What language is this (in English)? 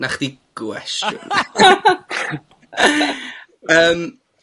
Welsh